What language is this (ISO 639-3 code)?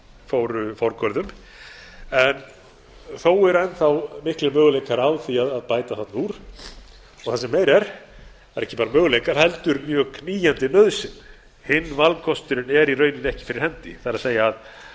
isl